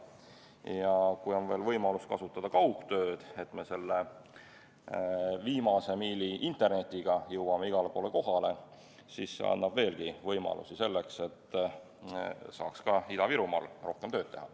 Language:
Estonian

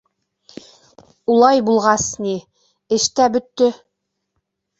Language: Bashkir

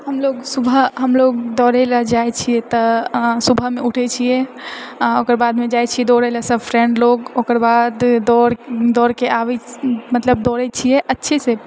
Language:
Maithili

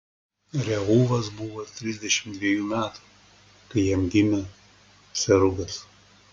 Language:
Lithuanian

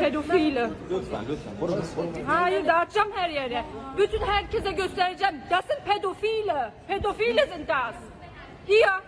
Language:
Turkish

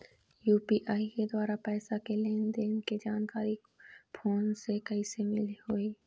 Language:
Chhattisgarhi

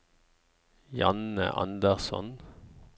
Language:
Norwegian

